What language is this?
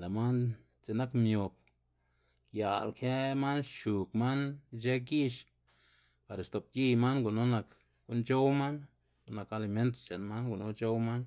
Xanaguía Zapotec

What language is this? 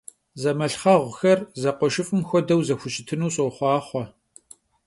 Kabardian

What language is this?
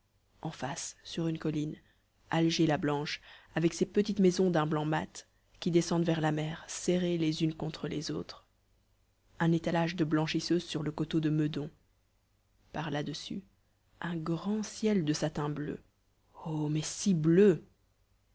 French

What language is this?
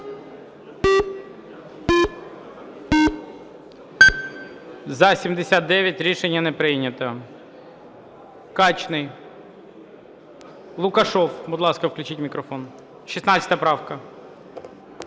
Ukrainian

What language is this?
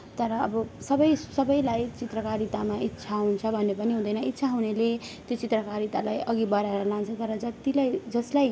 Nepali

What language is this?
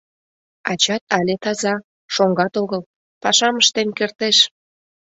Mari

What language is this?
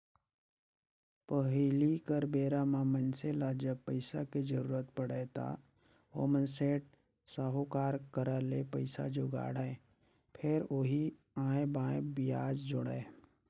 Chhattisgarhi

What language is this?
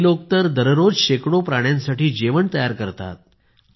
Marathi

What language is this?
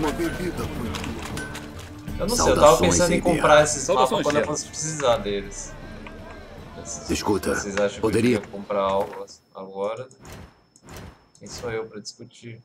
Portuguese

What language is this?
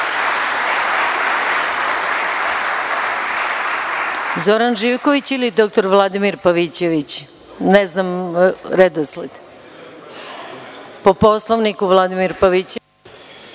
Serbian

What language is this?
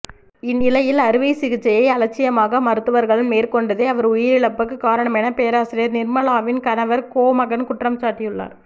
Tamil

